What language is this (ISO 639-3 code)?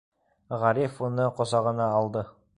bak